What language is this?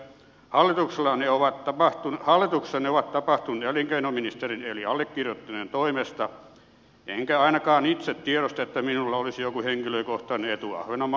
Finnish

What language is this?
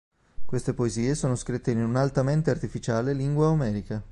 Italian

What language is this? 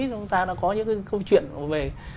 Vietnamese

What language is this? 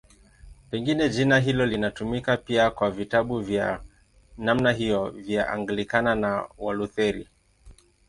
Swahili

